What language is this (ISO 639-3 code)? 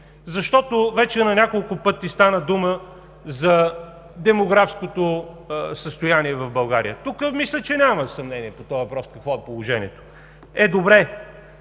bul